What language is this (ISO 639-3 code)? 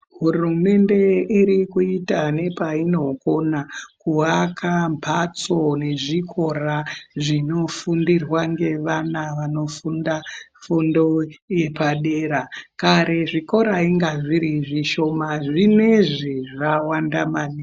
ndc